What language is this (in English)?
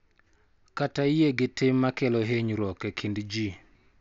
Luo (Kenya and Tanzania)